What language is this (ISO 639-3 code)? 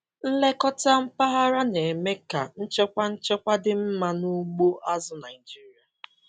ibo